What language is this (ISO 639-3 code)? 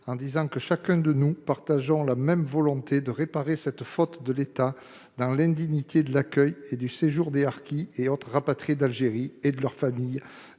fra